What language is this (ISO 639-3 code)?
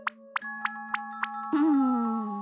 jpn